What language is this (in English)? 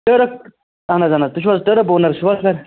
Kashmiri